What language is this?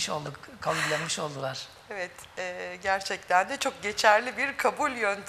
Turkish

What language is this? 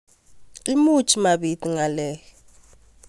Kalenjin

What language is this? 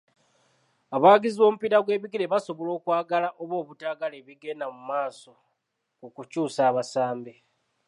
Ganda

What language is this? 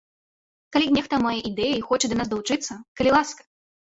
Belarusian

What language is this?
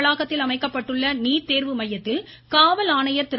Tamil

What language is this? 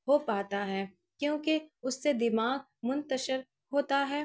Urdu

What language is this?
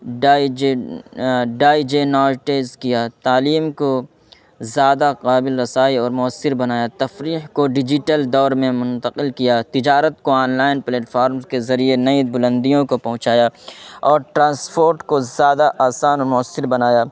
Urdu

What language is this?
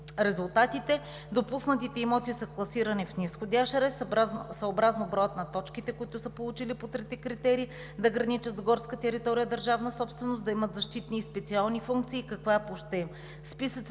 Bulgarian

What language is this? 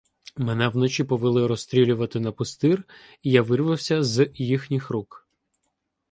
Ukrainian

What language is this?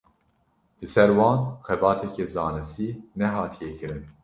Kurdish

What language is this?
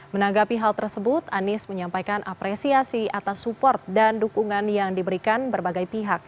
Indonesian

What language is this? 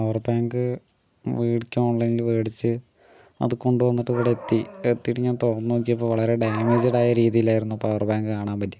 Malayalam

